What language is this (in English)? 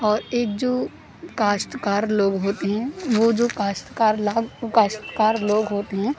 Urdu